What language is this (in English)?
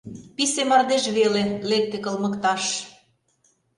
Mari